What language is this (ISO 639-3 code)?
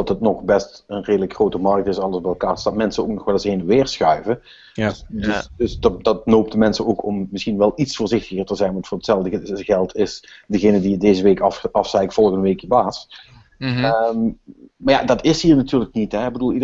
nld